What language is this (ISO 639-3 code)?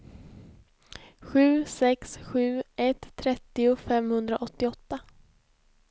swe